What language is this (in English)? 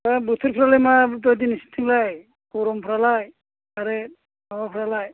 Bodo